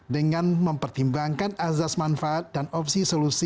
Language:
Indonesian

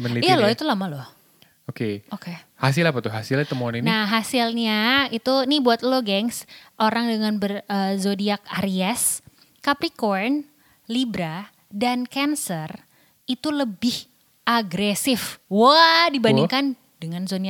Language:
Indonesian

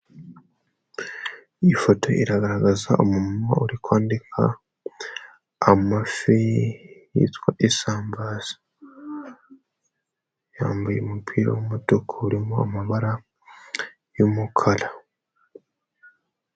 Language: Kinyarwanda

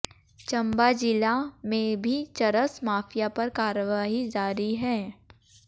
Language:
Hindi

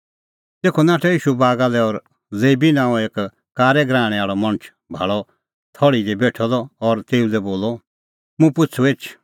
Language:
Kullu Pahari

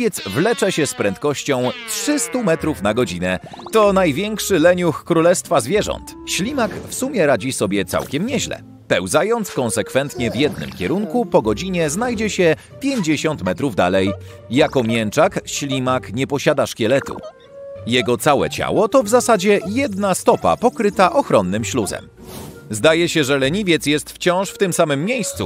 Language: Polish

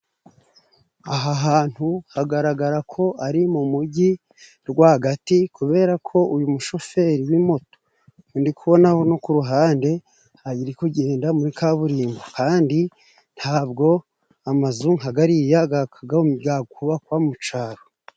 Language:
Kinyarwanda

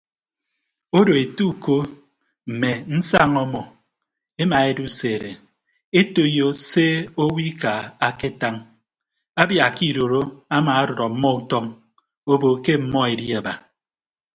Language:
Ibibio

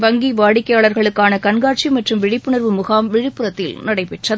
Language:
Tamil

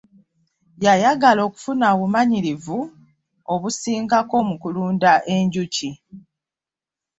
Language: Ganda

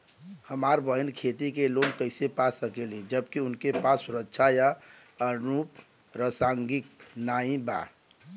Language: Bhojpuri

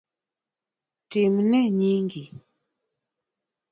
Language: Luo (Kenya and Tanzania)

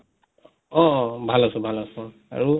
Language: Assamese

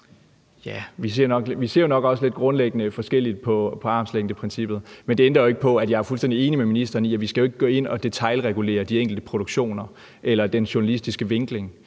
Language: Danish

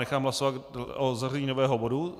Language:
Czech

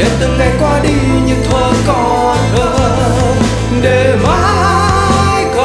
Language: Romanian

